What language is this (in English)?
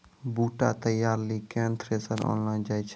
Maithili